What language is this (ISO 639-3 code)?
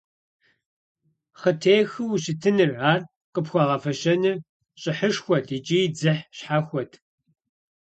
kbd